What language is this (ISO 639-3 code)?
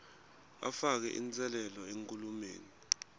ssw